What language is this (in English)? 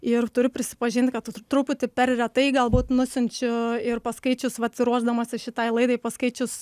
Lithuanian